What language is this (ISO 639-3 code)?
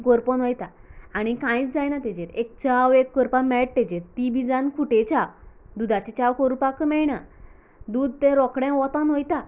kok